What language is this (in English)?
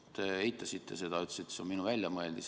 Estonian